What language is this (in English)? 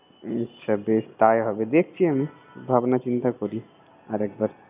Bangla